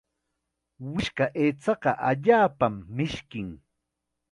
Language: Chiquián Ancash Quechua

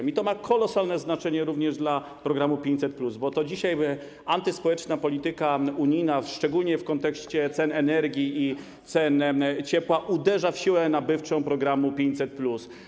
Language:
Polish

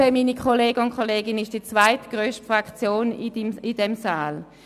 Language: Swiss German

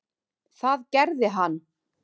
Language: Icelandic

